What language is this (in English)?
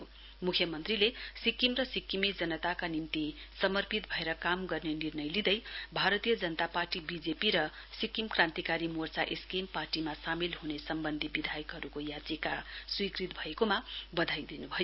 Nepali